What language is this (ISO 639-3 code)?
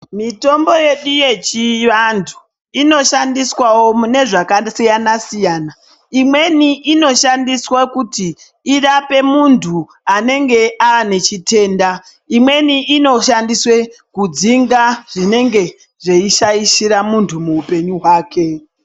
ndc